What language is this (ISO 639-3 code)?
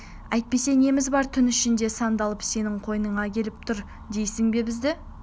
kaz